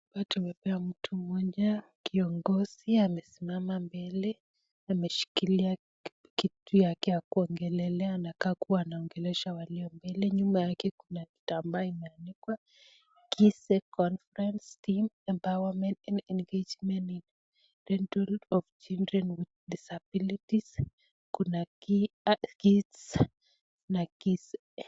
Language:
Swahili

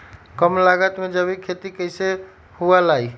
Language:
Magahi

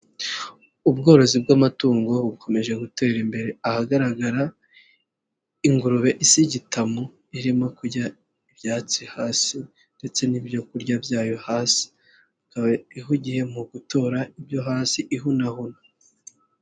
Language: Kinyarwanda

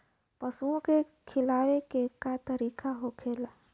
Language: Bhojpuri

